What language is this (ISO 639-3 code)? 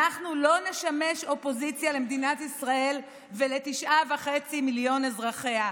heb